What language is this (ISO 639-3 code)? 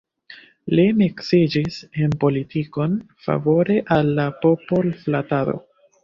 epo